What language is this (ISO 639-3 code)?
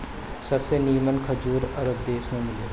bho